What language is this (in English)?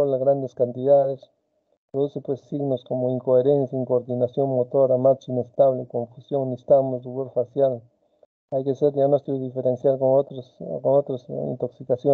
Spanish